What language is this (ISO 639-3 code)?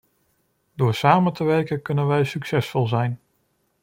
nld